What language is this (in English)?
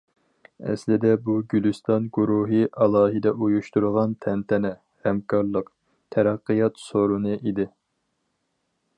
Uyghur